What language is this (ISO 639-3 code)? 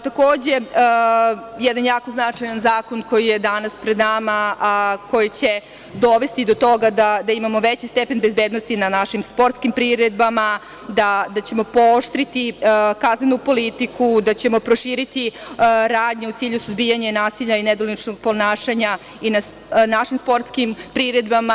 srp